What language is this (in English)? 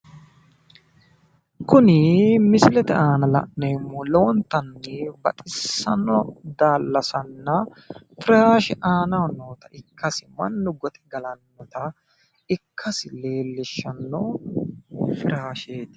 Sidamo